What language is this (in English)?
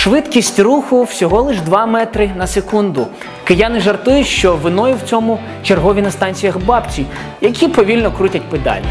Ukrainian